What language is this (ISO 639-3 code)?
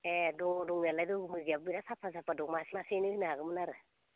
brx